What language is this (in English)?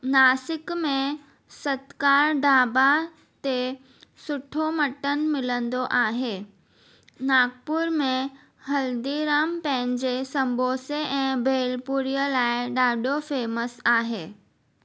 Sindhi